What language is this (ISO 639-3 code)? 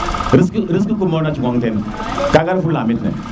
srr